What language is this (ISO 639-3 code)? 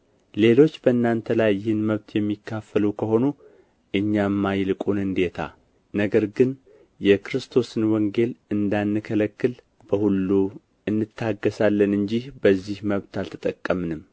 amh